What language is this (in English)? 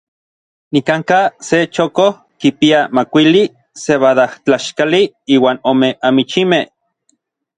Orizaba Nahuatl